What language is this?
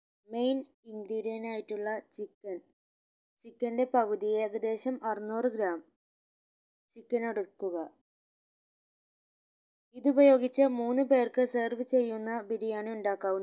Malayalam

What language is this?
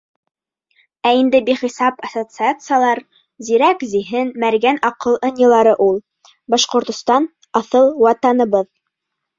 Bashkir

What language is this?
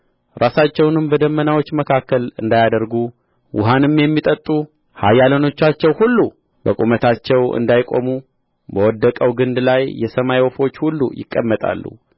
Amharic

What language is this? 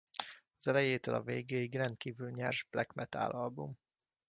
Hungarian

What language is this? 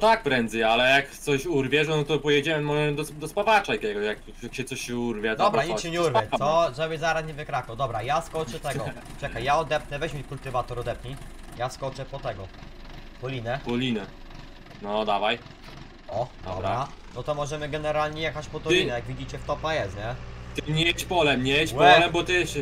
Polish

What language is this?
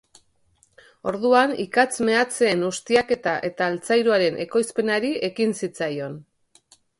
Basque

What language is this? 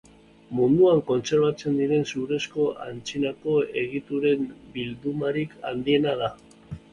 Basque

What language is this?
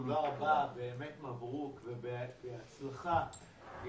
Hebrew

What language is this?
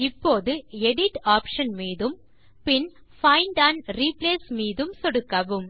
Tamil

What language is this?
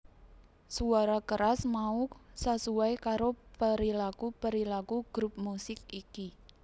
Javanese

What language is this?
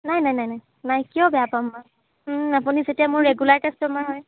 Assamese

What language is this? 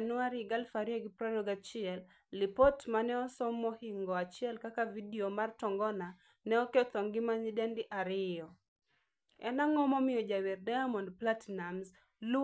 Luo (Kenya and Tanzania)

